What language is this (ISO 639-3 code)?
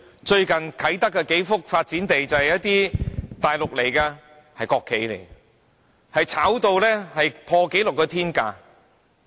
yue